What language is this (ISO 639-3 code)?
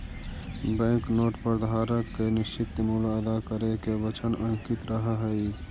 mag